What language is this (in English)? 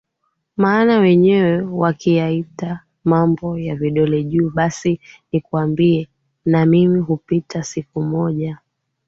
Swahili